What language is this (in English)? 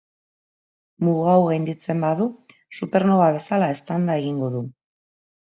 Basque